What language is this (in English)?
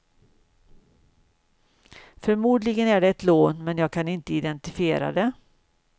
Swedish